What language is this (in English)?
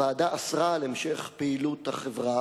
Hebrew